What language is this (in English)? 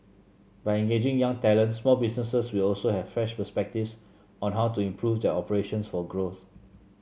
English